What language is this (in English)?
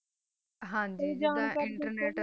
Punjabi